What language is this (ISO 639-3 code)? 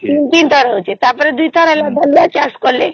ori